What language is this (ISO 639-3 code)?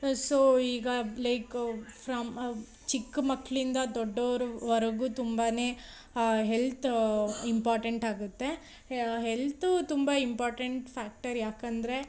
kan